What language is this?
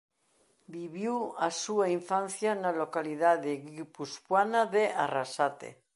Galician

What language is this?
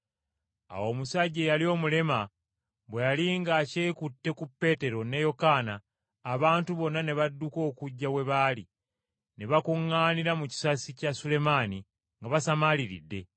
Ganda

